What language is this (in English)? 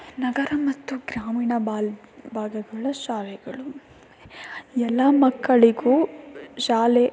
Kannada